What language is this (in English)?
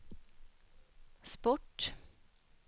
Swedish